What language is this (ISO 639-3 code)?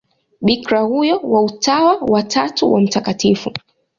swa